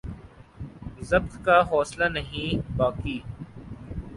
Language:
Urdu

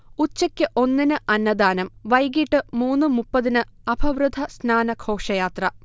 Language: Malayalam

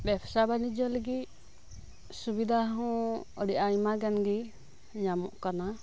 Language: Santali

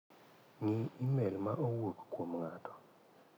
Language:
Luo (Kenya and Tanzania)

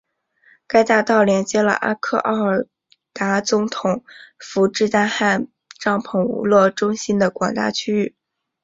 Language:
Chinese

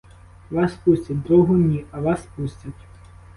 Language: Ukrainian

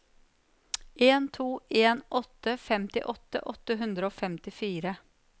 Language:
Norwegian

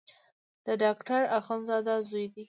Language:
Pashto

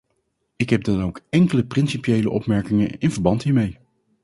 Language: Dutch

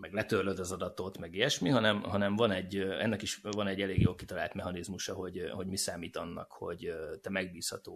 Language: Hungarian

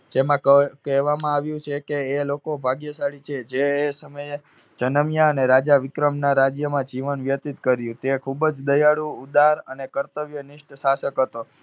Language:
Gujarati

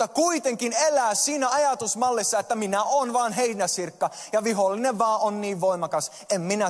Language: Finnish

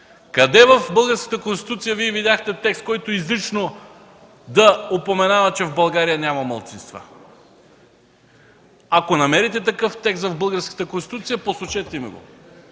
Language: Bulgarian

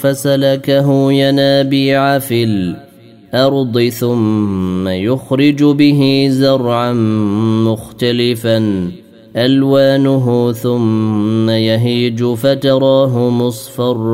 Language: Arabic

